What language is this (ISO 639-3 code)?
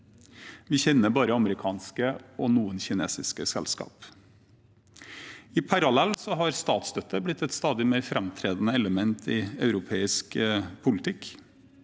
nor